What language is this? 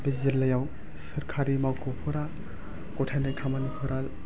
Bodo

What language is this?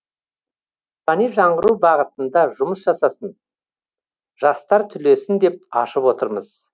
Kazakh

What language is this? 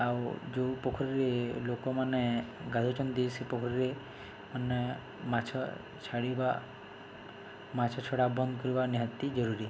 Odia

